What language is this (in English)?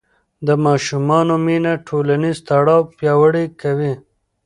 Pashto